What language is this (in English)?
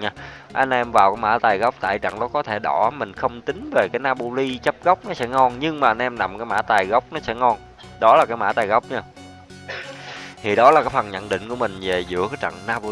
Vietnamese